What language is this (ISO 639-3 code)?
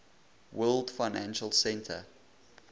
eng